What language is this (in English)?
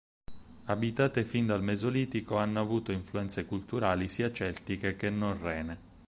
Italian